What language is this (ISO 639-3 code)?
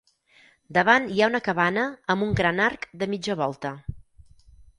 cat